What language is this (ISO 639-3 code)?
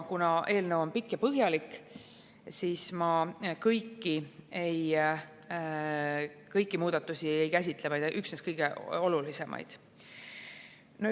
est